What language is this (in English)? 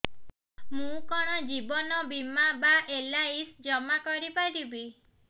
Odia